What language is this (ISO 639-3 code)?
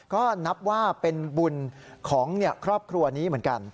tha